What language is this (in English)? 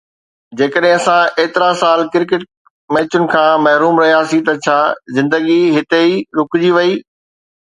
Sindhi